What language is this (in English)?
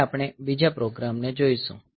Gujarati